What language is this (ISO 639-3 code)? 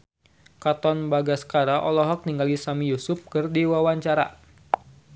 sun